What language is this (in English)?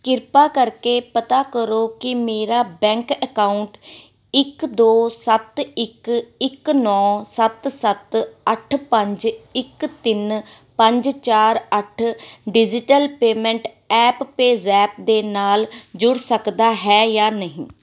Punjabi